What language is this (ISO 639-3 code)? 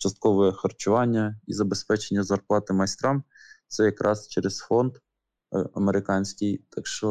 ukr